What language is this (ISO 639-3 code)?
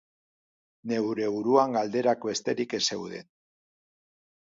eus